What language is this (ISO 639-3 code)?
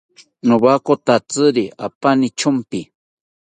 cpy